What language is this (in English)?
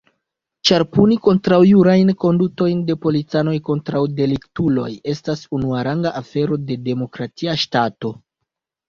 Esperanto